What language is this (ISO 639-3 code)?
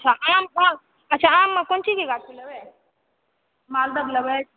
mai